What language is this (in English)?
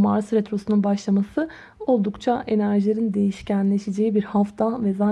Turkish